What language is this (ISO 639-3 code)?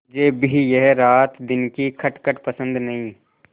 hin